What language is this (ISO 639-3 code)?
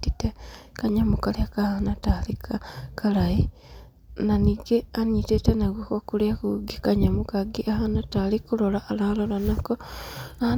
kik